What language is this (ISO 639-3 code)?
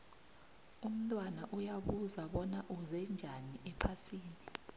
nbl